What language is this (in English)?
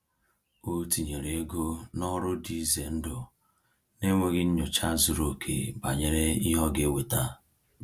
Igbo